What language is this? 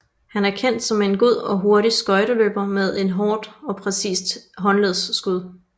Danish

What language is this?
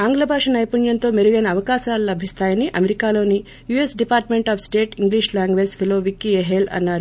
Telugu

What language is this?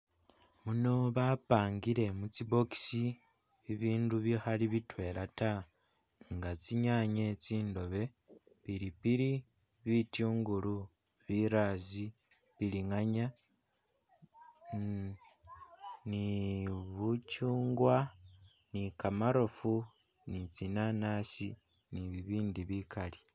Masaaba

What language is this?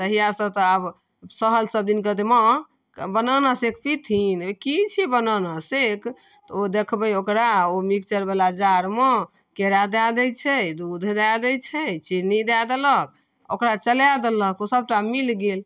Maithili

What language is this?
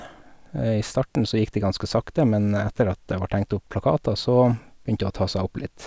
Norwegian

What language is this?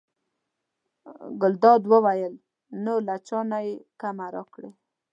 Pashto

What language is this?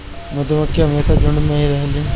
Bhojpuri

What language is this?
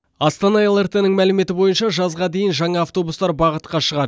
Kazakh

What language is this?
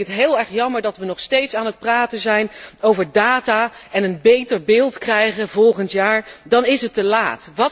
Dutch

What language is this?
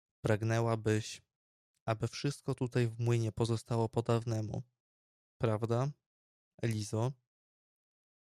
Polish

